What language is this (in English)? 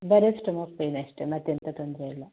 Kannada